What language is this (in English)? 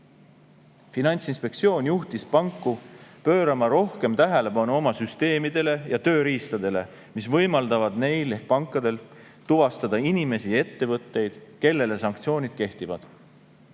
Estonian